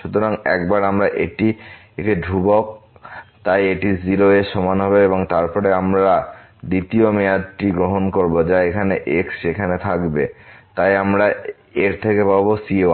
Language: Bangla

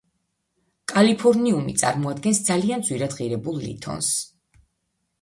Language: Georgian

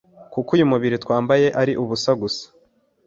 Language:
Kinyarwanda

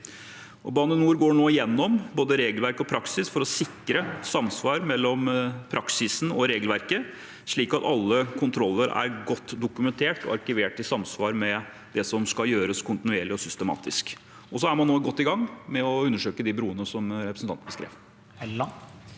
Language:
Norwegian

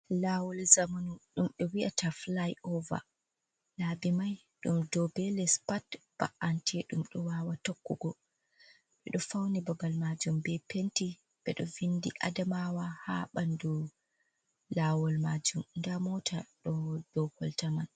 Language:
Fula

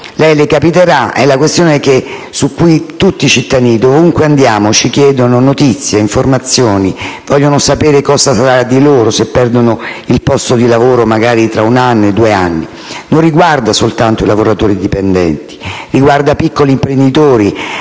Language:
Italian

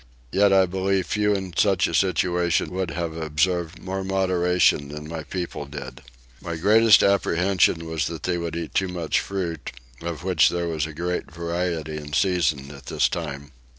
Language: English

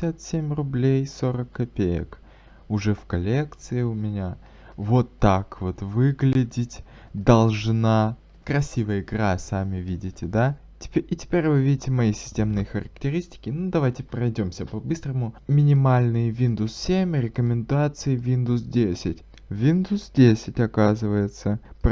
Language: Russian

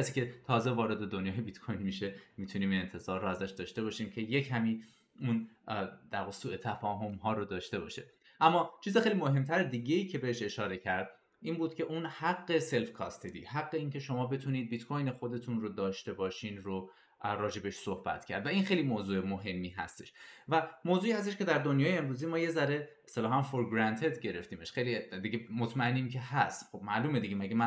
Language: Persian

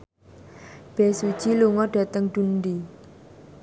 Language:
Javanese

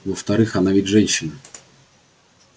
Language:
Russian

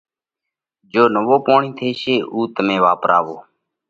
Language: Parkari Koli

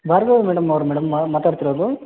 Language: Kannada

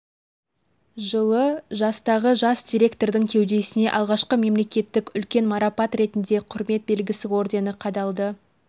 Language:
Kazakh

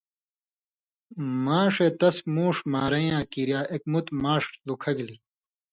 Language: Indus Kohistani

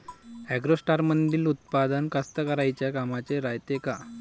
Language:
Marathi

